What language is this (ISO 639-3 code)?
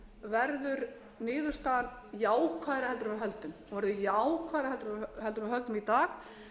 isl